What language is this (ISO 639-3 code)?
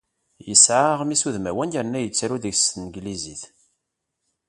kab